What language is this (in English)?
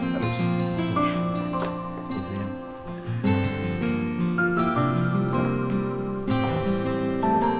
Indonesian